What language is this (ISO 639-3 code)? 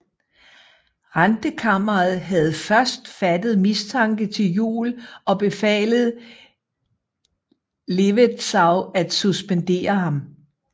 dan